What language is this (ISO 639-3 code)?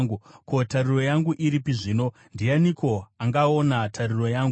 sna